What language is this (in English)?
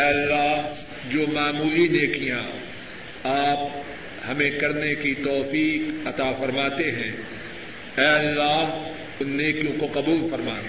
Urdu